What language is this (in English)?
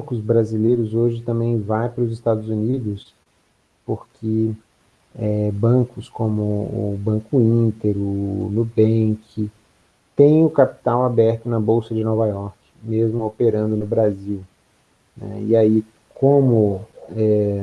Portuguese